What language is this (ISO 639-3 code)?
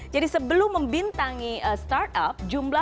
ind